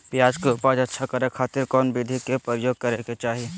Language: Magahi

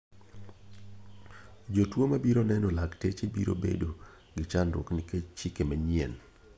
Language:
Luo (Kenya and Tanzania)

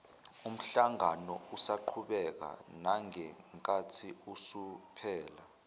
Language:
Zulu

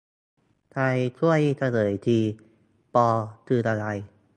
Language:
Thai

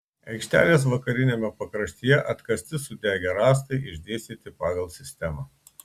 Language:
Lithuanian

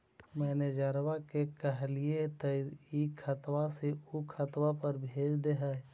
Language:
Magahi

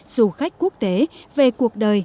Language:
Vietnamese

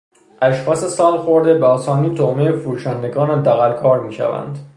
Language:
Persian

